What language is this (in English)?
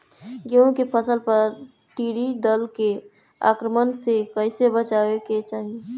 Bhojpuri